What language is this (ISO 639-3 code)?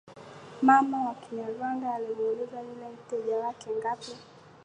swa